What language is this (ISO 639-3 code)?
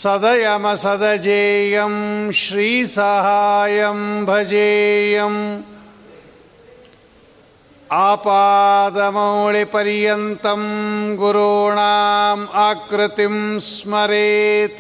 kan